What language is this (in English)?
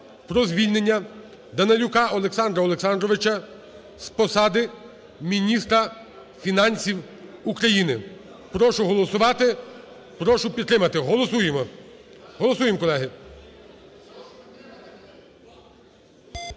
Ukrainian